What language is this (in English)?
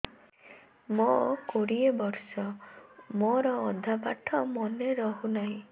Odia